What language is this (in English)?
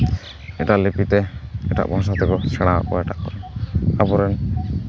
Santali